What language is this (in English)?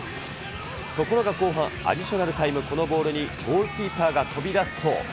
Japanese